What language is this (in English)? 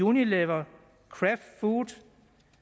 Danish